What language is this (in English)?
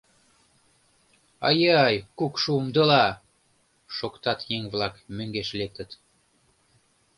Mari